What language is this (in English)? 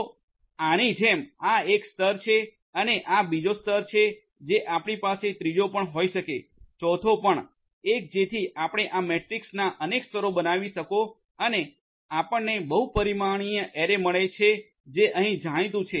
Gujarati